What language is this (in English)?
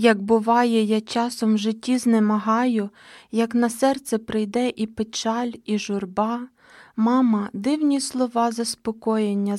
Ukrainian